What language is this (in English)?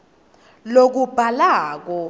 Swati